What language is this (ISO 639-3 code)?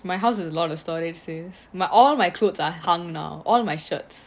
eng